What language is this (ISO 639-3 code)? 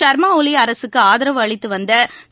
tam